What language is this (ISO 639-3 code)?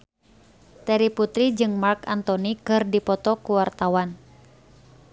sun